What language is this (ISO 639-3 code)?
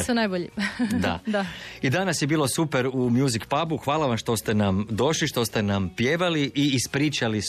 hrv